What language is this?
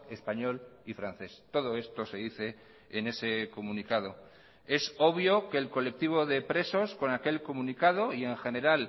Spanish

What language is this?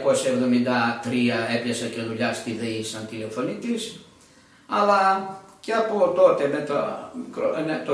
Greek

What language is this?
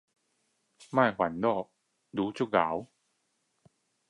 Chinese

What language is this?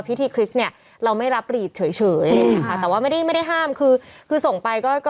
Thai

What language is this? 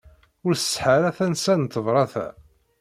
Kabyle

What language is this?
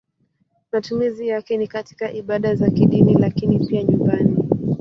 Swahili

